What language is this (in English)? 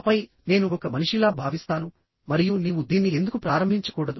Telugu